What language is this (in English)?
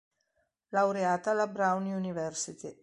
Italian